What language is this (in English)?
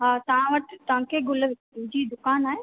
Sindhi